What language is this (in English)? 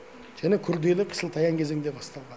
Kazakh